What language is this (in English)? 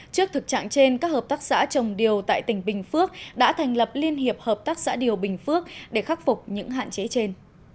Vietnamese